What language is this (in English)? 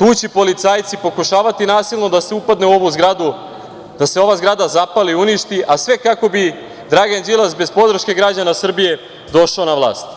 Serbian